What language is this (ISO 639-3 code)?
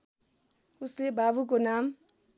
nep